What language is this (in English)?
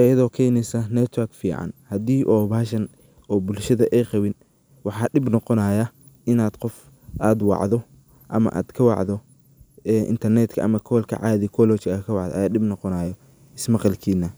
Somali